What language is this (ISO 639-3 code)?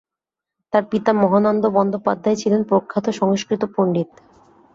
ben